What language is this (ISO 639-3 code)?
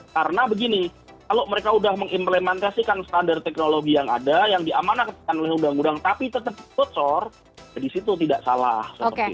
ind